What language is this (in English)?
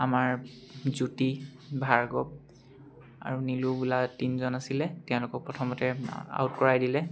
Assamese